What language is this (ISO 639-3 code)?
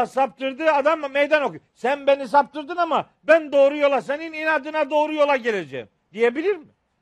tur